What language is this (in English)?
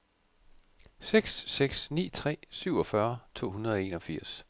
Danish